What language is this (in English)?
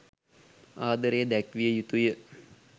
Sinhala